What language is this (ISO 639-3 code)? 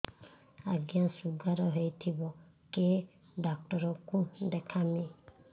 ori